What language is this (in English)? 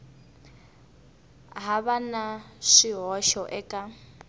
Tsonga